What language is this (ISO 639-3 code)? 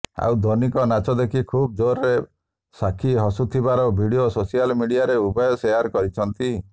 ori